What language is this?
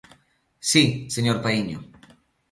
Galician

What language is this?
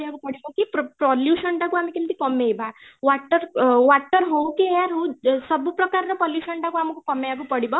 Odia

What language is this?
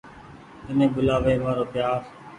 Goaria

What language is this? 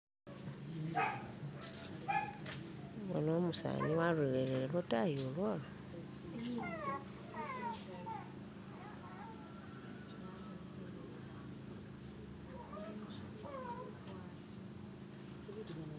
Masaaba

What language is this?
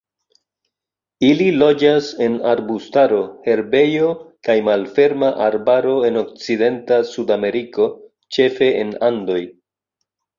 Esperanto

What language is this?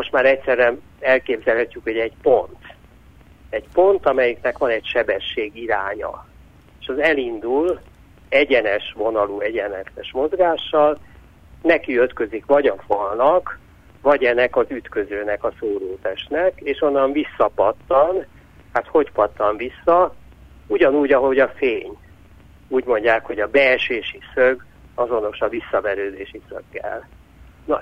Hungarian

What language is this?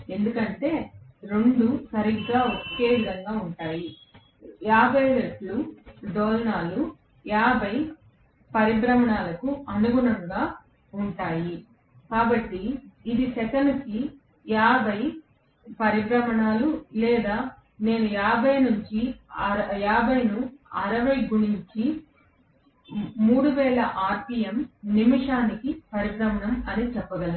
Telugu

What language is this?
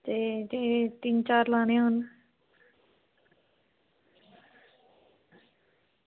Dogri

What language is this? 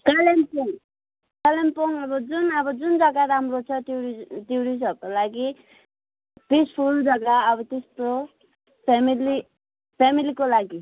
Nepali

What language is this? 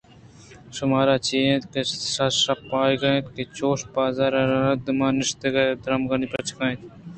Eastern Balochi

